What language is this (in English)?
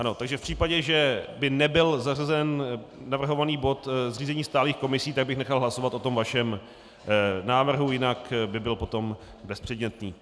Czech